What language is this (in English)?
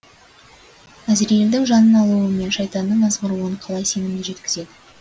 Kazakh